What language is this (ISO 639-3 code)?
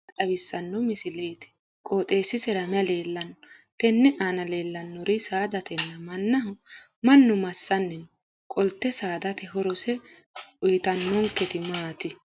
sid